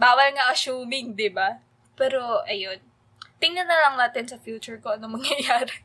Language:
Filipino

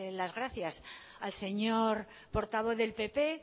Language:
Spanish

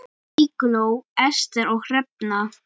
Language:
Icelandic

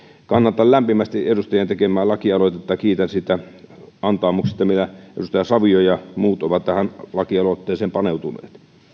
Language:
Finnish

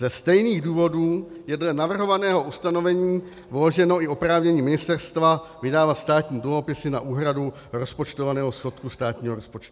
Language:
Czech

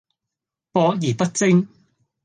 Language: Cantonese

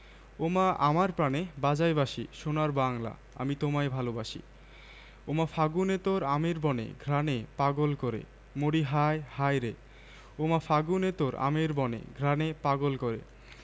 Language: Bangla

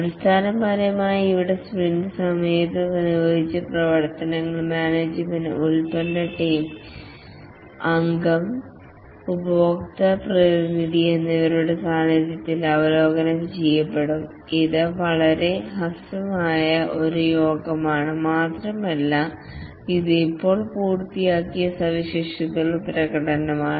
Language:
Malayalam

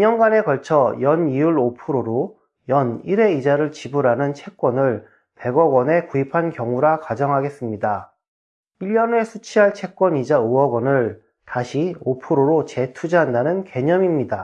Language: Korean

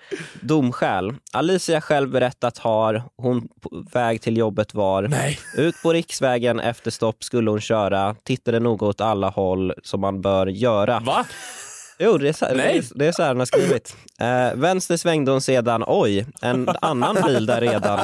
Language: Swedish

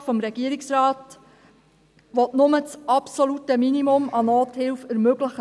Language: Swiss German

